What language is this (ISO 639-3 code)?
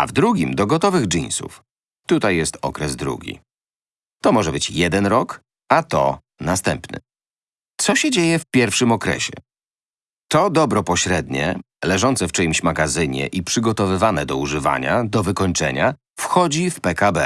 pol